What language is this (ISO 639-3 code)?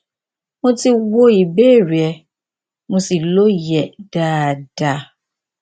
yor